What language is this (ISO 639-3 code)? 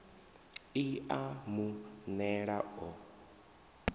ven